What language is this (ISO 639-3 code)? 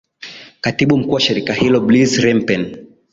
swa